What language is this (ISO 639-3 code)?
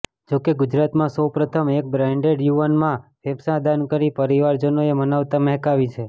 guj